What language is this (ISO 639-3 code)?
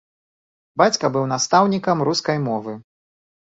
bel